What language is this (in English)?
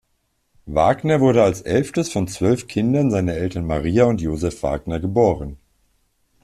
German